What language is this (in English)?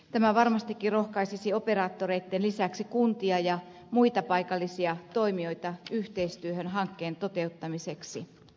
Finnish